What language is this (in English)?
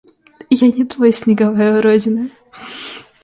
Russian